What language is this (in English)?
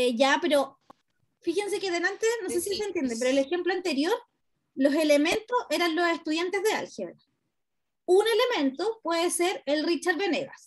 Spanish